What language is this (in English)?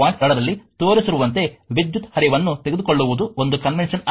Kannada